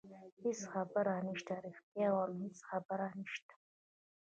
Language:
Pashto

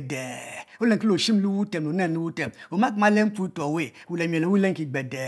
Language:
Mbe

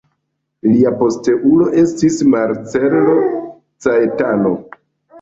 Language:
Esperanto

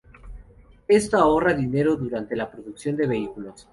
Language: Spanish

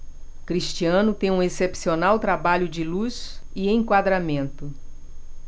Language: Portuguese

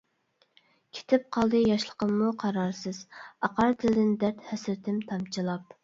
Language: Uyghur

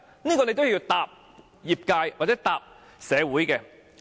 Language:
Cantonese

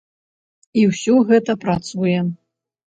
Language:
Belarusian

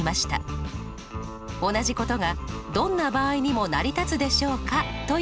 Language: Japanese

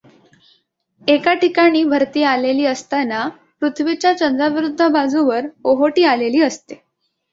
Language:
Marathi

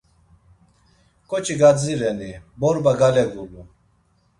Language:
Laz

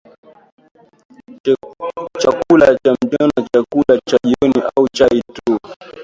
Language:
Swahili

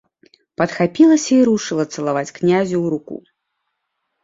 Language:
Belarusian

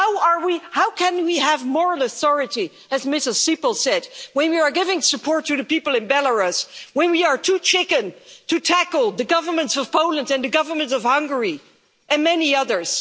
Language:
English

